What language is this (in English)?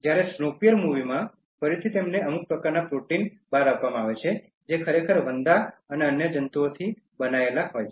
Gujarati